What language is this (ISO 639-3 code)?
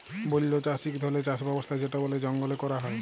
ben